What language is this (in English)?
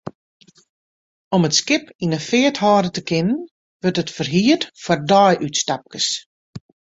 Western Frisian